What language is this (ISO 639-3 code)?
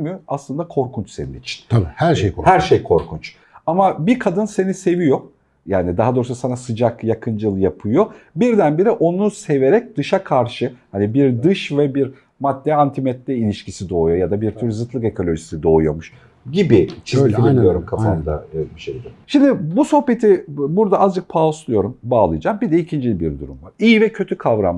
tur